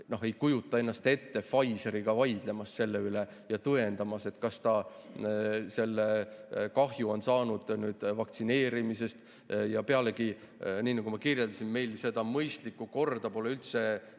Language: Estonian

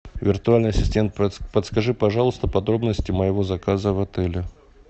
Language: Russian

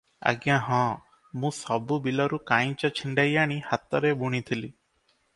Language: Odia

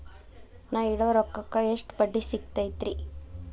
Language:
Kannada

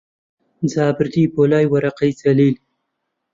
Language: Central Kurdish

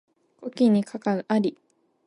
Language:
Japanese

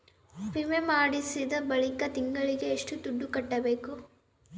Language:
Kannada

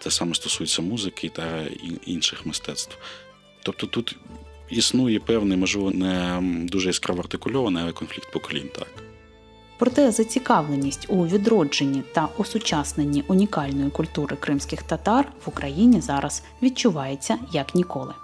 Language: Ukrainian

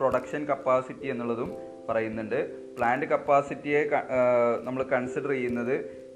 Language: Malayalam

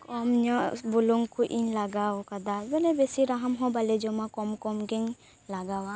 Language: Santali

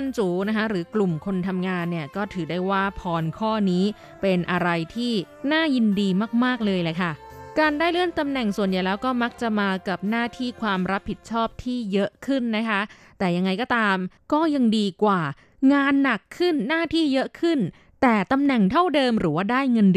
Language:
Thai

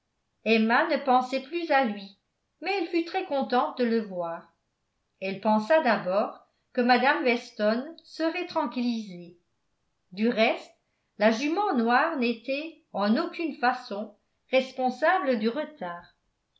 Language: French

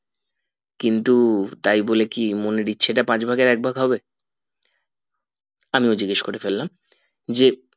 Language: Bangla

